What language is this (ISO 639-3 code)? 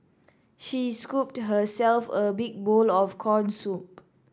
eng